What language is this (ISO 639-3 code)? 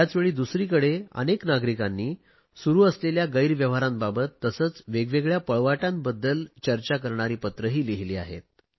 mar